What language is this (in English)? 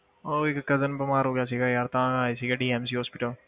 Punjabi